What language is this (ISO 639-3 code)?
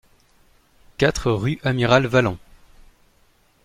fra